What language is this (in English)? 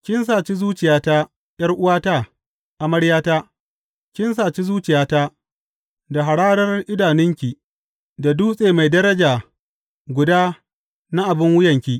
Hausa